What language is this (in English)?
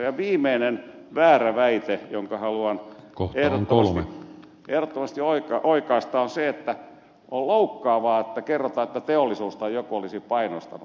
Finnish